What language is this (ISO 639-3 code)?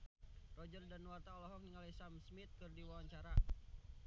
sun